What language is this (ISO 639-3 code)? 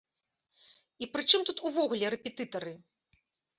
bel